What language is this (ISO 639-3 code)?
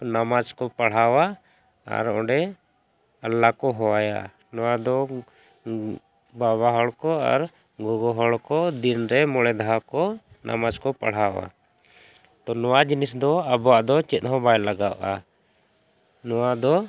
sat